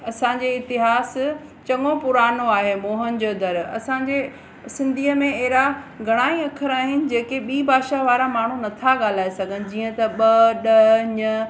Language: Sindhi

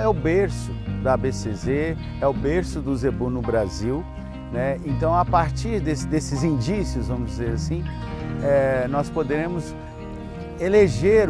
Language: Portuguese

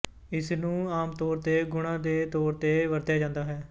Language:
Punjabi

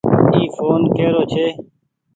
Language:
Goaria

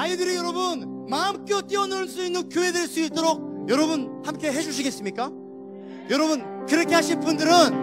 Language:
Korean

